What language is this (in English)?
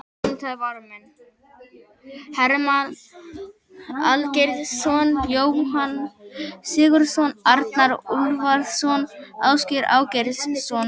Icelandic